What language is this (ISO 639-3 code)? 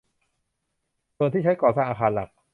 tha